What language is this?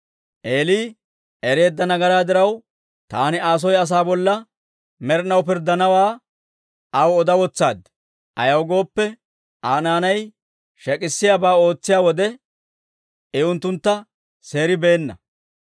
Dawro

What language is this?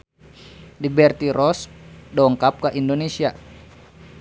Sundanese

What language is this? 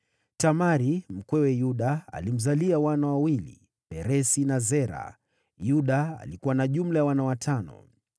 Swahili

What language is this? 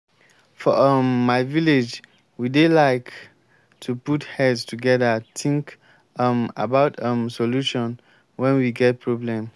Nigerian Pidgin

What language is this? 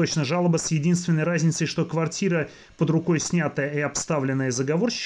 Russian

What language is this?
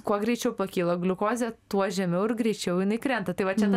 Lithuanian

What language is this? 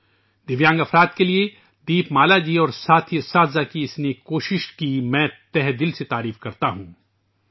Urdu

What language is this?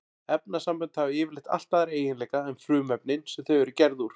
Icelandic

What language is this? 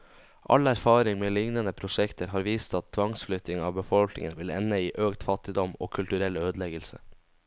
Norwegian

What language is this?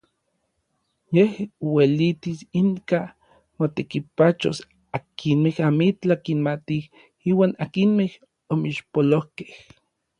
Orizaba Nahuatl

